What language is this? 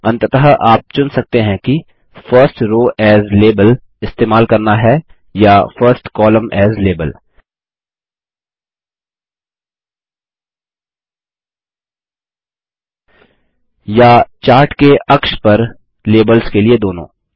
Hindi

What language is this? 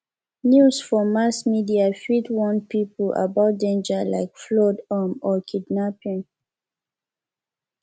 Nigerian Pidgin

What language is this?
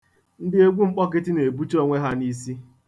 Igbo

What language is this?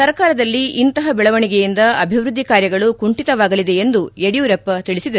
Kannada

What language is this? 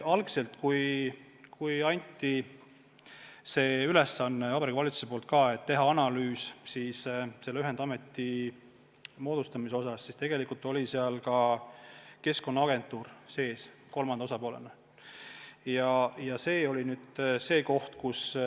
Estonian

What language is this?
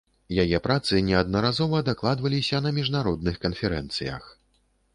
Belarusian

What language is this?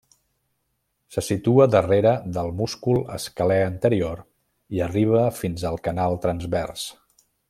Catalan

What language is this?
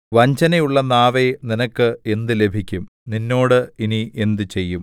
Malayalam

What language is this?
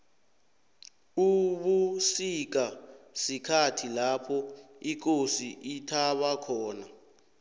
South Ndebele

